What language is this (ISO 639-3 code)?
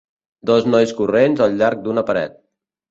cat